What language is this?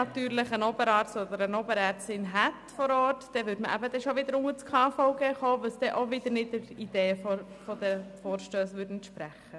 Swiss German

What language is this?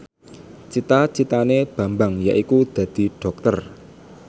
Javanese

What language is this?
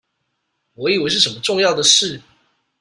Chinese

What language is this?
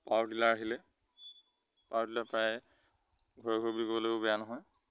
Assamese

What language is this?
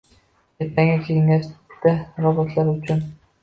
Uzbek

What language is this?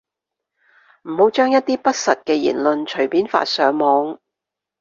Cantonese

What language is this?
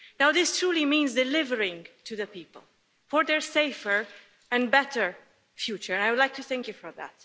English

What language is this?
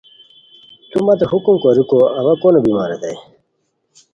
Khowar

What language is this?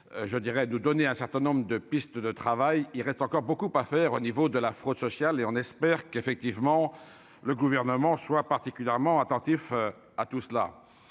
French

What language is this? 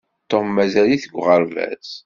Kabyle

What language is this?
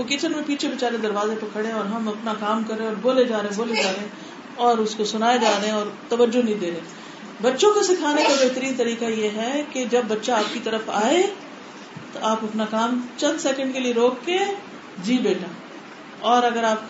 Urdu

